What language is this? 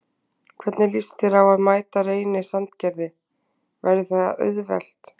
Icelandic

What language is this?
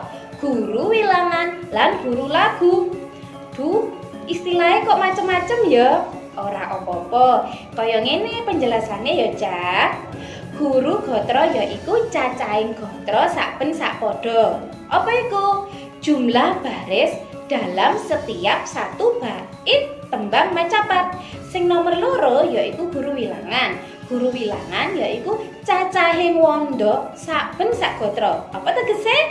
Indonesian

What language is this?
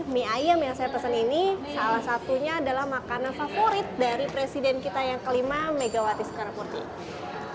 Indonesian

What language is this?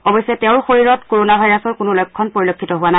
Assamese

